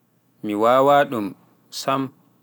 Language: Pular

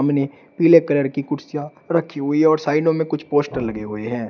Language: Hindi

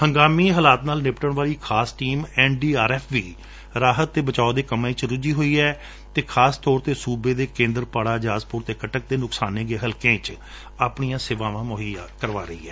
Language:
Punjabi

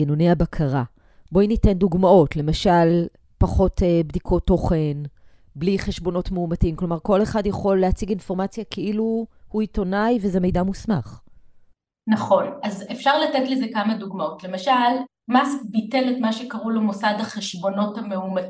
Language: Hebrew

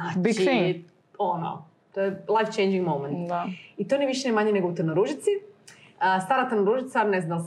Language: Croatian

